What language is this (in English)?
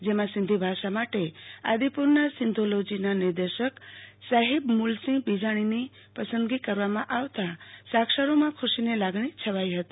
Gujarati